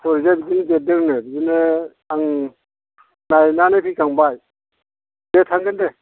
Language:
Bodo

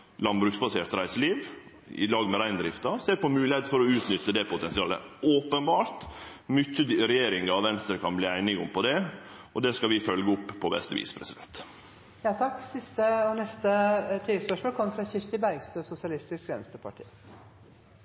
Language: Norwegian Nynorsk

